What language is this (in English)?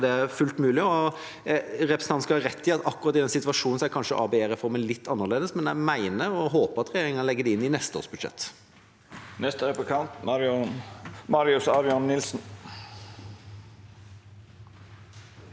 Norwegian